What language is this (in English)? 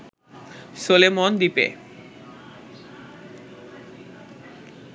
Bangla